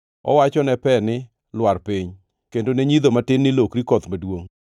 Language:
Luo (Kenya and Tanzania)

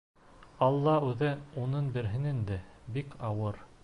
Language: Bashkir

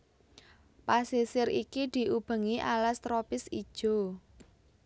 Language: Javanese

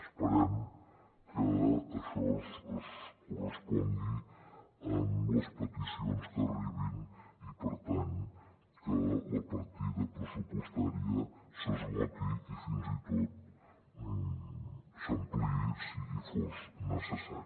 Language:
Catalan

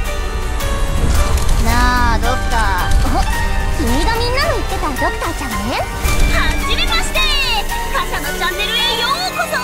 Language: Japanese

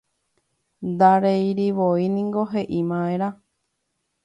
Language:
Guarani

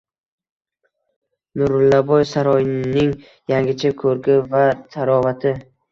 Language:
Uzbek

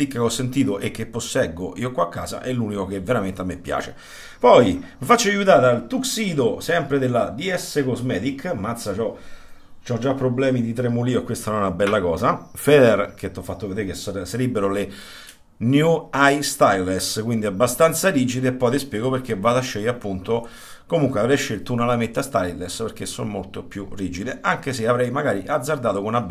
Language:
Italian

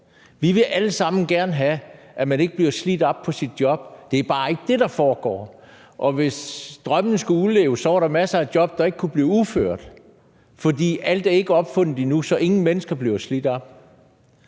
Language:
Danish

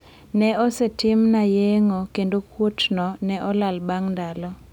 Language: Luo (Kenya and Tanzania)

